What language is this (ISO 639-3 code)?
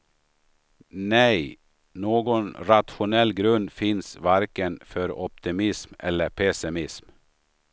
swe